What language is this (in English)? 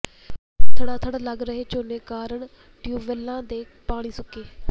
Punjabi